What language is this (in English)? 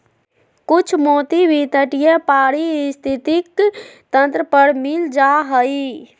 Magahi